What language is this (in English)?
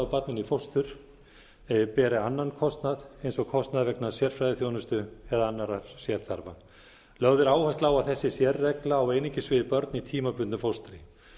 Icelandic